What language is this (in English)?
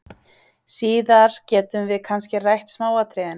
Icelandic